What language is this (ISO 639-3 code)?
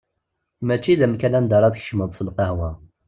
kab